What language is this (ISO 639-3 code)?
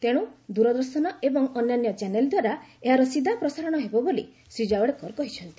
ori